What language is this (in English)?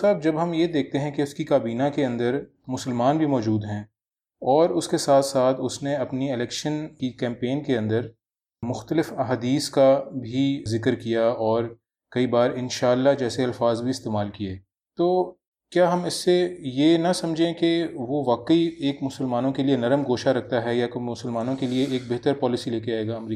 Urdu